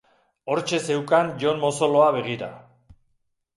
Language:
Basque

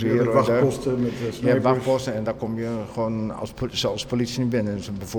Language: Dutch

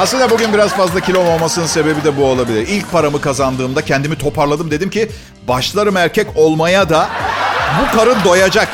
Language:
Turkish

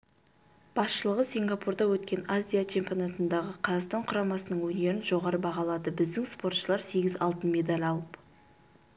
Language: Kazakh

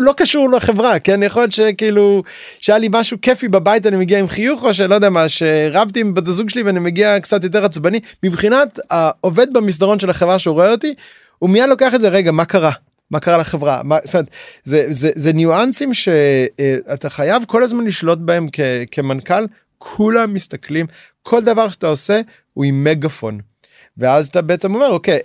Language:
Hebrew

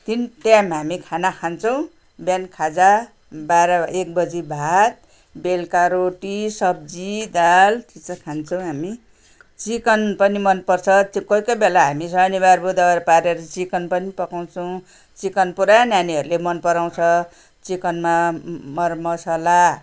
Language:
Nepali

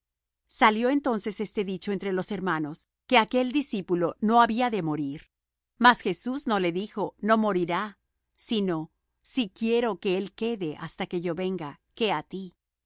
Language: Spanish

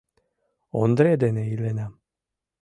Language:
Mari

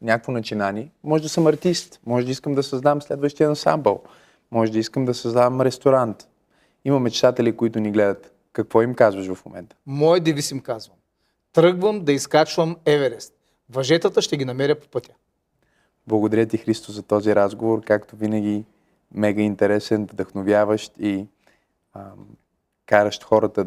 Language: Bulgarian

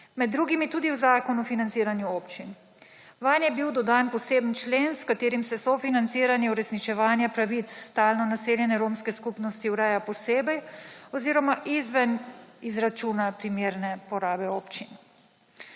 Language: Slovenian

